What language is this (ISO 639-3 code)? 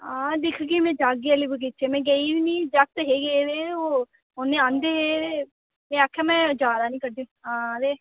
doi